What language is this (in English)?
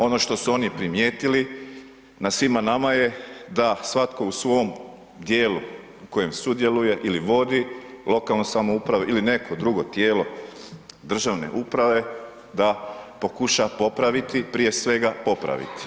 Croatian